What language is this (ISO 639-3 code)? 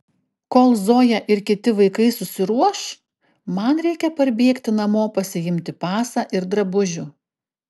lit